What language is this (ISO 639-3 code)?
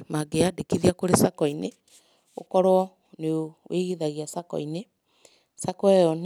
kik